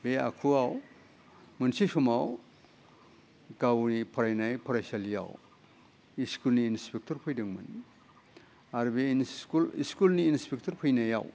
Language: Bodo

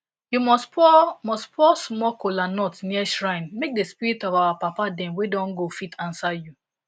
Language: Nigerian Pidgin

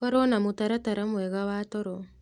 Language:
Kikuyu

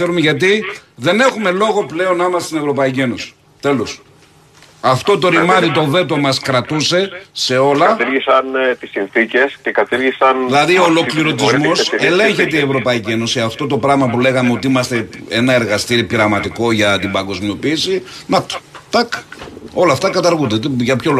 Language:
Greek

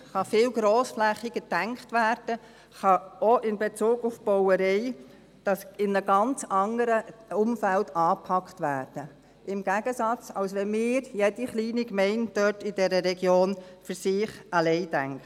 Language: Swiss German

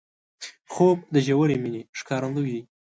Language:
Pashto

